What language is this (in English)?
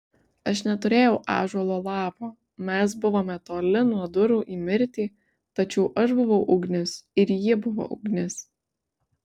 Lithuanian